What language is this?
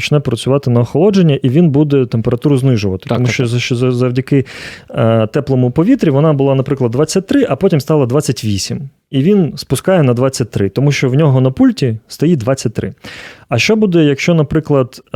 Ukrainian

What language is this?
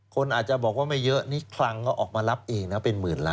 Thai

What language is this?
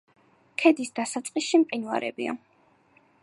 Georgian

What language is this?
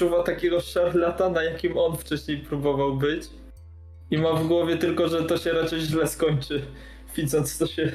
Polish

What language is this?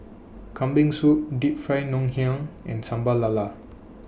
English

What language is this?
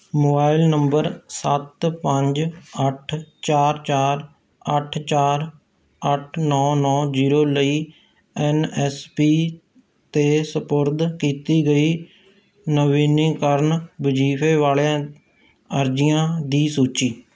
Punjabi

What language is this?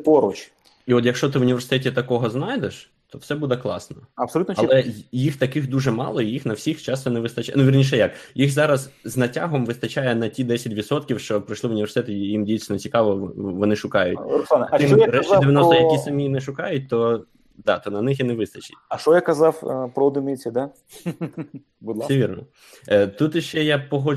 Ukrainian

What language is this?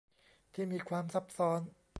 Thai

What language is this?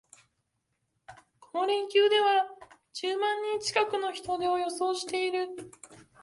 Japanese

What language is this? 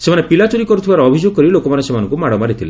Odia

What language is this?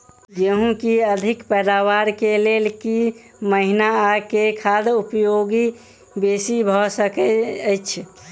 Maithili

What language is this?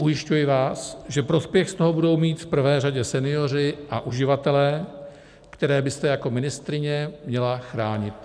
Czech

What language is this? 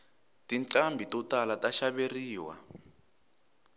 Tsonga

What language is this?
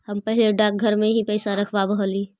Magahi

